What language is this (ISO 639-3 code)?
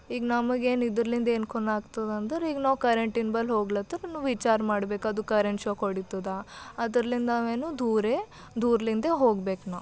kan